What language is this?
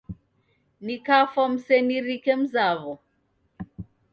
Taita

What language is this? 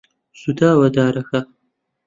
Central Kurdish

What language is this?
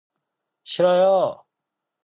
Korean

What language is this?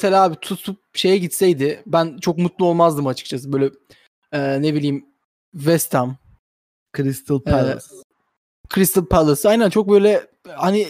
Turkish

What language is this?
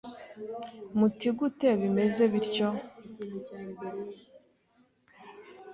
Kinyarwanda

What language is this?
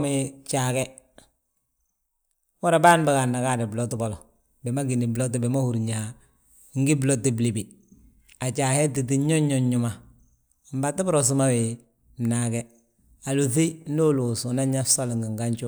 Balanta-Ganja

